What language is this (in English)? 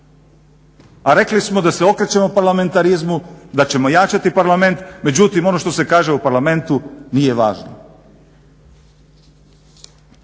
Croatian